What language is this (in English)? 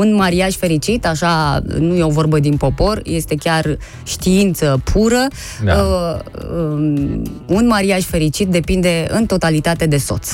Romanian